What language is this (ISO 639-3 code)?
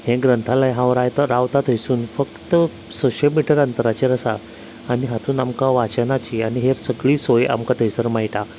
kok